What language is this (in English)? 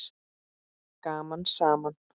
Icelandic